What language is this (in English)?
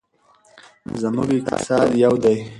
Pashto